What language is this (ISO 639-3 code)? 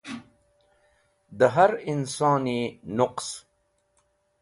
wbl